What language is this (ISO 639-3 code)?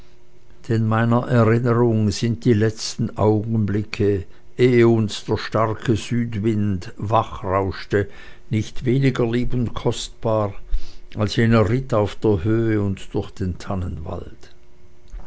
deu